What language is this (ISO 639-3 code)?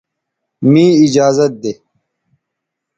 btv